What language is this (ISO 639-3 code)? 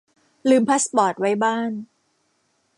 tha